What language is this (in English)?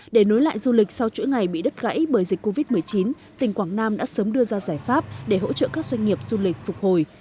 Vietnamese